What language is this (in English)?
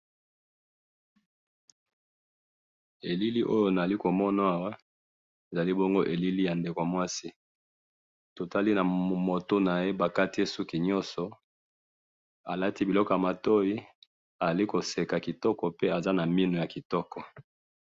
Lingala